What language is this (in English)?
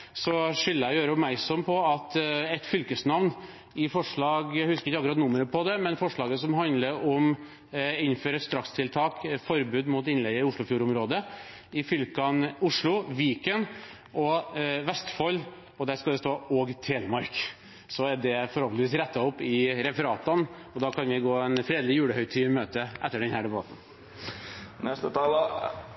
Norwegian Bokmål